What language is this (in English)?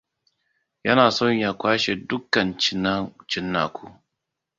Hausa